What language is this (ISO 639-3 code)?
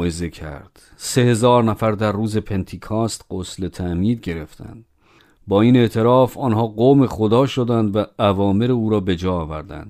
fas